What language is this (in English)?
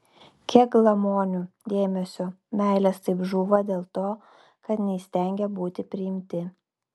Lithuanian